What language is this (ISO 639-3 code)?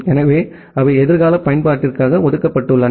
tam